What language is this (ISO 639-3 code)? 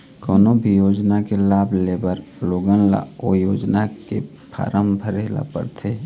hne